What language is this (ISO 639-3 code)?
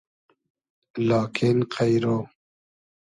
haz